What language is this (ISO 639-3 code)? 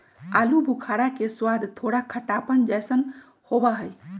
mag